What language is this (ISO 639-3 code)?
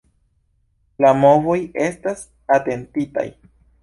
epo